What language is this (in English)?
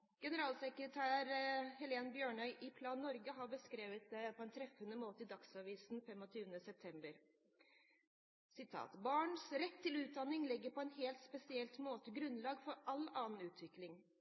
Norwegian Bokmål